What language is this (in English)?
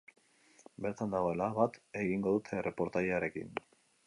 Basque